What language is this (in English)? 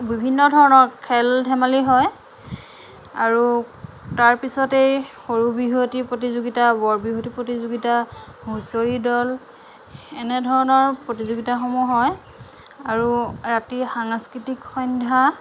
Assamese